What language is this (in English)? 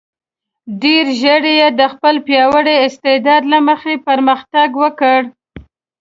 Pashto